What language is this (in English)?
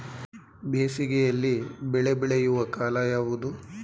Kannada